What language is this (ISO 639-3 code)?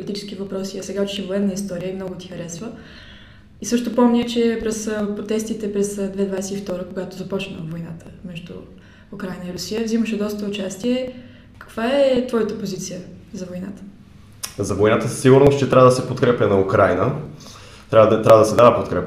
bul